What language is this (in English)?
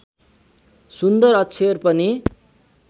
Nepali